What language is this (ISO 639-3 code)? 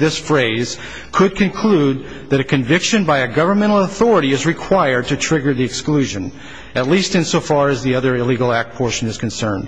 eng